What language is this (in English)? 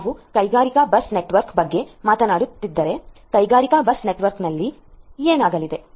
Kannada